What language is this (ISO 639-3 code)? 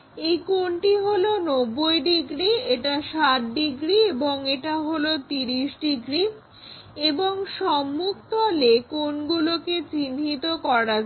ben